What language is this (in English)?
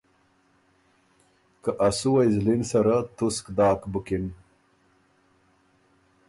Ormuri